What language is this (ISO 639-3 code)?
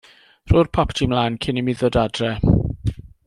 cym